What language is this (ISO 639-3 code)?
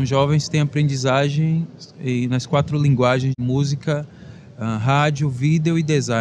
por